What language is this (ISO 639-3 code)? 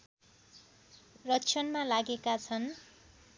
nep